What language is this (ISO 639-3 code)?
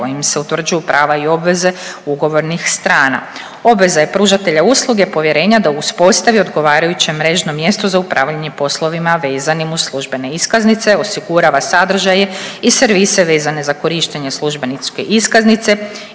hrv